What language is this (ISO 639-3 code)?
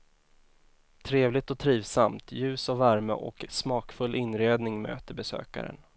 swe